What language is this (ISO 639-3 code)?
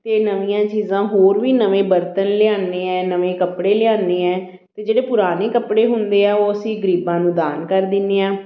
pan